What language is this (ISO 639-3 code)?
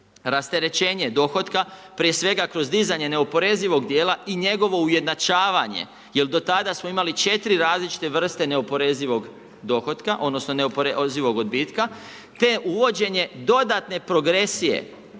hrv